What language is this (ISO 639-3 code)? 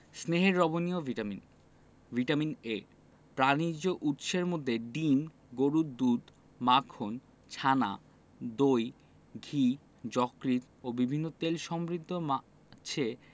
ben